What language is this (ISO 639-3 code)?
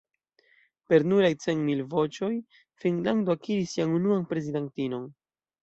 epo